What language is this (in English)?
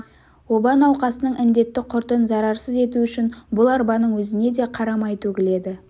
Kazakh